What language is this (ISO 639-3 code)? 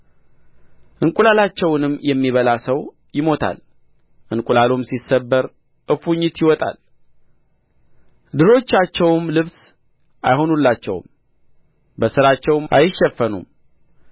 amh